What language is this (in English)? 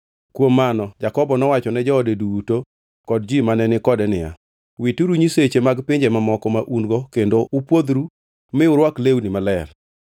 Luo (Kenya and Tanzania)